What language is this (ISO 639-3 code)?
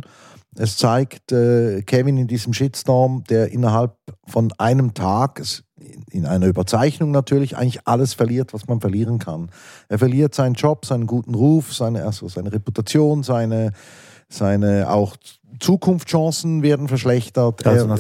deu